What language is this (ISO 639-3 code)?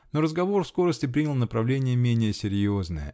rus